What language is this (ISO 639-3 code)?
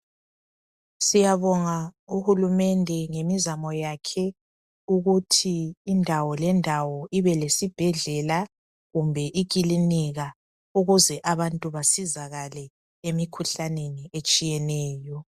nde